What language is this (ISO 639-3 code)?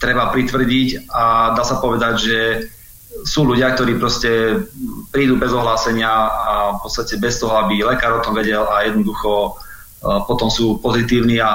slk